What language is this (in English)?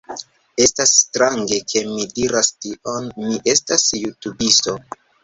Esperanto